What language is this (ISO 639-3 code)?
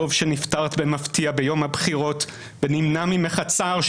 heb